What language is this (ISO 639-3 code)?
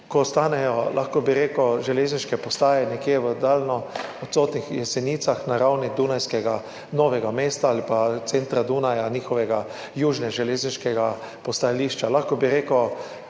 slv